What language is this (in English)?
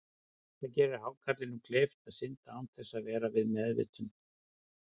Icelandic